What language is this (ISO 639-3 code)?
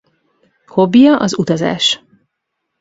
hun